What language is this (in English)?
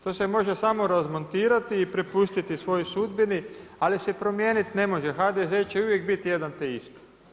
Croatian